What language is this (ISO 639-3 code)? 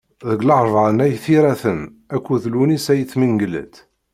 kab